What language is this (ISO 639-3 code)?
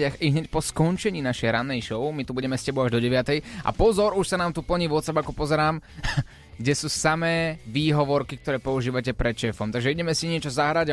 slk